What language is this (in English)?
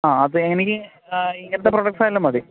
Malayalam